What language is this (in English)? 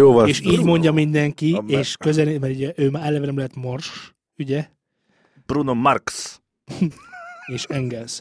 Hungarian